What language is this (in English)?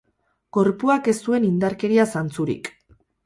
Basque